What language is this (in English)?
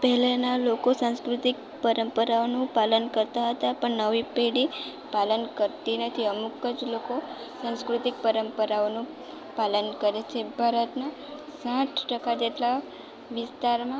Gujarati